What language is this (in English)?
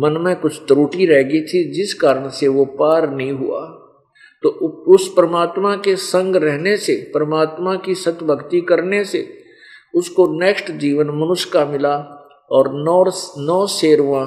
Hindi